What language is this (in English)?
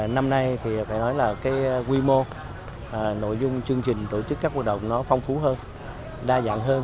Vietnamese